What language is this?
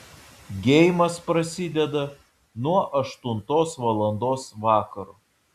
Lithuanian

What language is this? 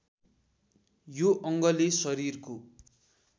Nepali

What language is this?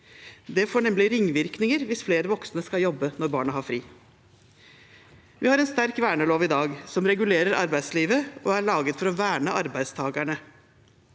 Norwegian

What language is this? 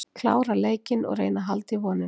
Icelandic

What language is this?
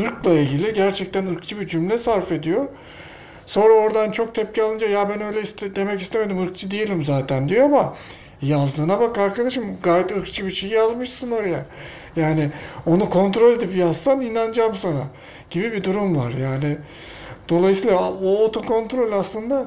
Turkish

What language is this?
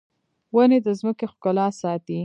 Pashto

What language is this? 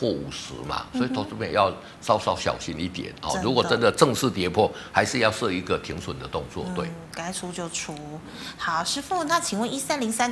Chinese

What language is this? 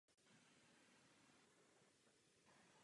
Czech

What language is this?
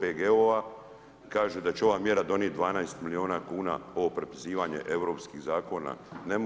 Croatian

